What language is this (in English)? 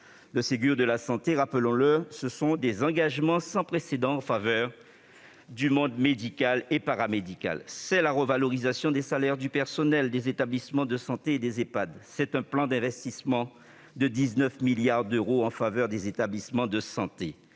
French